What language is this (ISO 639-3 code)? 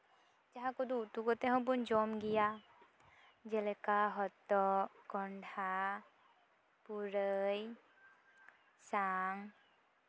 sat